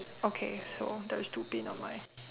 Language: English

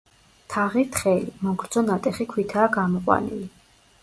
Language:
Georgian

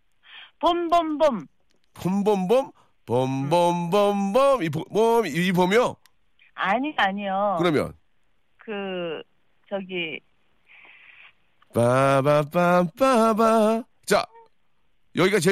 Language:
Korean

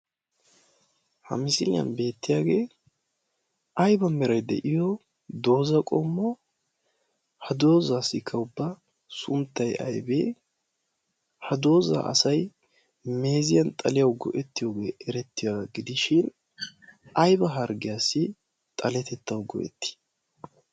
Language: Wolaytta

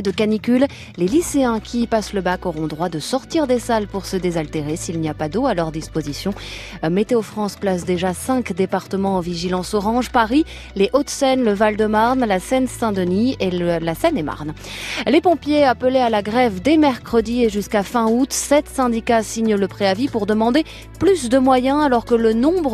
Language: French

